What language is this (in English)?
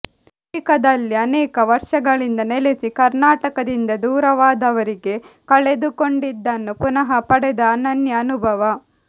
Kannada